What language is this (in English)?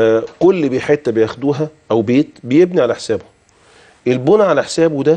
Arabic